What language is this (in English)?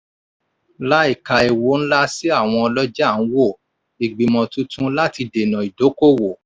Yoruba